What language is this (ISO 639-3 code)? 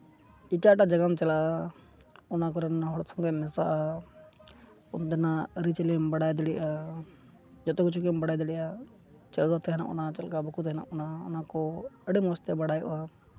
sat